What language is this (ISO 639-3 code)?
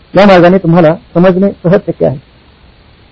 mar